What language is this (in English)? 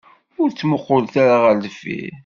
Kabyle